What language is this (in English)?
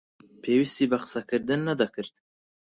Central Kurdish